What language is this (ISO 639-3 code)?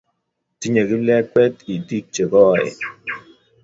kln